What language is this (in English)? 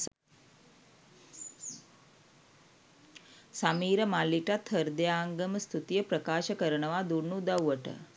Sinhala